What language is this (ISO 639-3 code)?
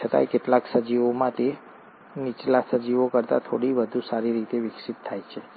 guj